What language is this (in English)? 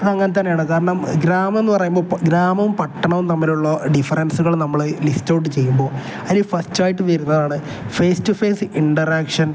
Malayalam